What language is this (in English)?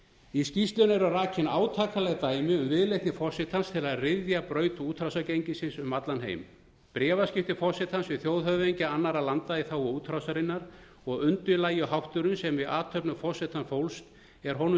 Icelandic